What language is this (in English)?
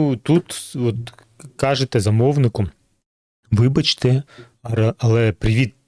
Ukrainian